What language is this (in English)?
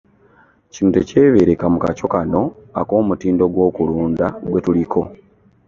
Ganda